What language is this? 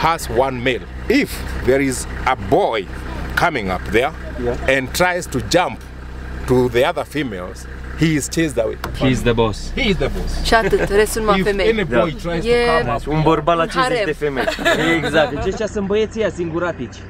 Romanian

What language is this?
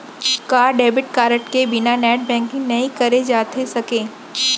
Chhattisgarhi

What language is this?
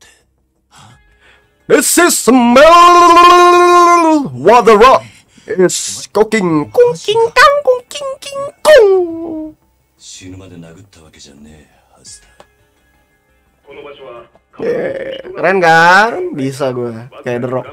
Indonesian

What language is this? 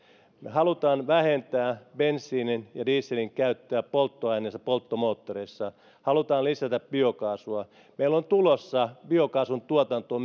Finnish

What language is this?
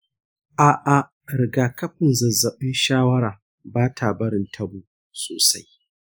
Hausa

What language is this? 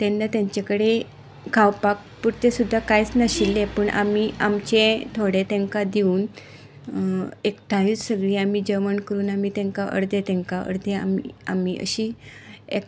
Konkani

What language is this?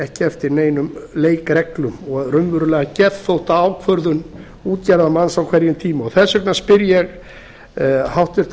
Icelandic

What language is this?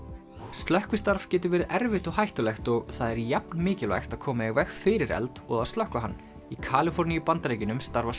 Icelandic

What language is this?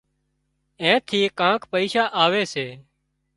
Wadiyara Koli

